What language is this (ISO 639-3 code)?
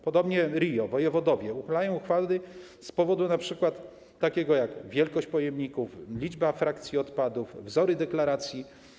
pol